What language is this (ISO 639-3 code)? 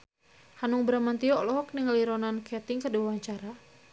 sun